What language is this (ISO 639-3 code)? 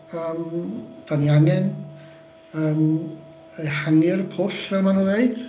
cym